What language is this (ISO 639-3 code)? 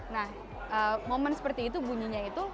ind